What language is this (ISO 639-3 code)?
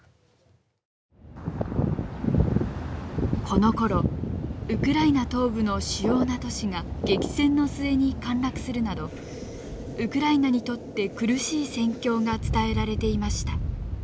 jpn